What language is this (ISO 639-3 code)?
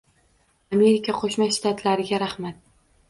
uzb